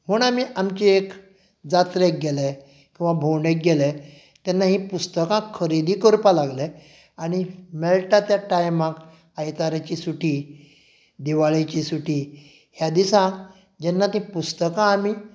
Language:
Konkani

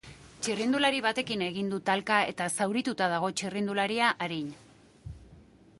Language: Basque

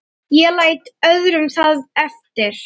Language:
Icelandic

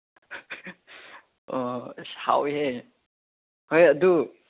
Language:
Manipuri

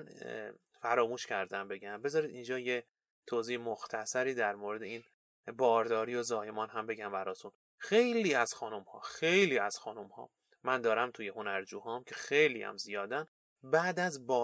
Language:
Persian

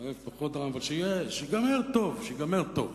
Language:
Hebrew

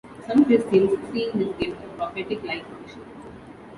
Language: English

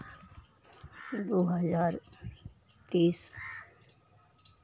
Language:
Maithili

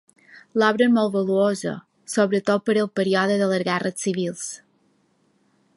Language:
Catalan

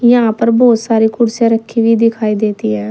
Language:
Hindi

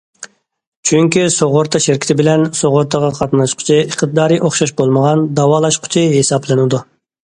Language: Uyghur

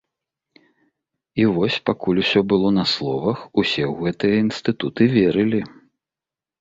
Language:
Belarusian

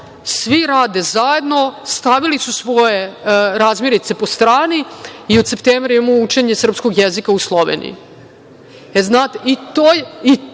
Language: Serbian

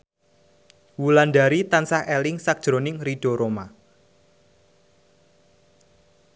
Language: Javanese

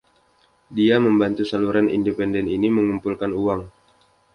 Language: Indonesian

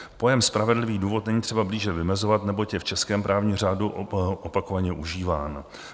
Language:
Czech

